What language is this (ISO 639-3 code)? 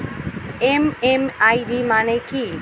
ben